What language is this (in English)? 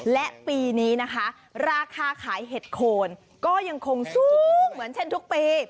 Thai